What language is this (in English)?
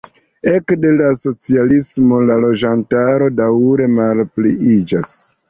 Esperanto